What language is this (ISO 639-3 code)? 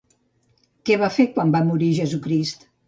cat